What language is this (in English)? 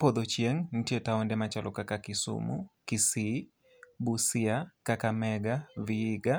Luo (Kenya and Tanzania)